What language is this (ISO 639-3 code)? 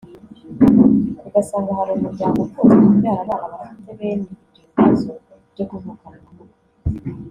kin